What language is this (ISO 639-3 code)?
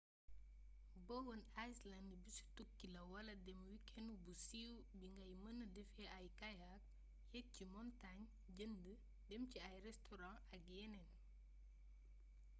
wol